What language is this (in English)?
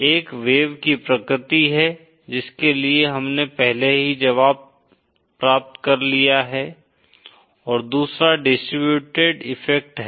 Hindi